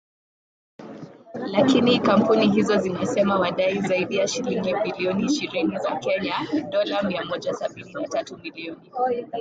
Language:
Swahili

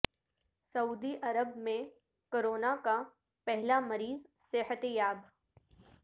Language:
Urdu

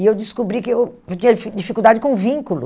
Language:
Portuguese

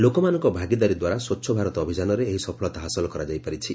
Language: Odia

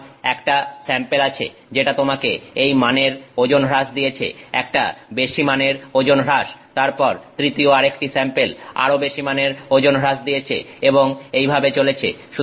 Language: Bangla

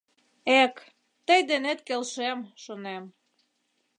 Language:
Mari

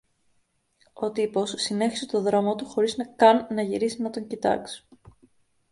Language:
Greek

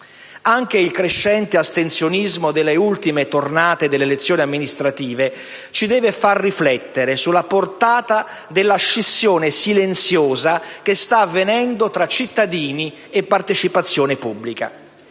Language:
Italian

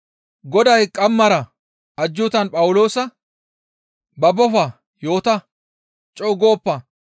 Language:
Gamo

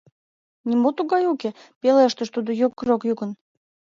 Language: Mari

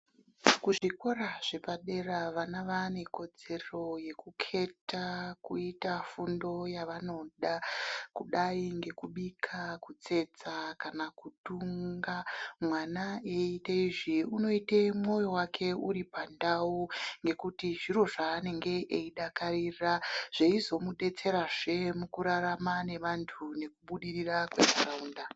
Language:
Ndau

